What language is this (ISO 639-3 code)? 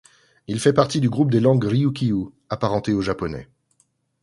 fra